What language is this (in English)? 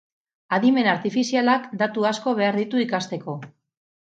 Basque